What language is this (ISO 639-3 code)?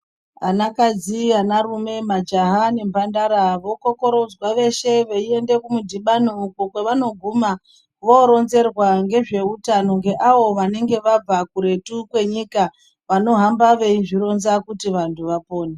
ndc